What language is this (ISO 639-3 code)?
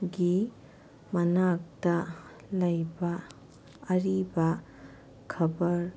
mni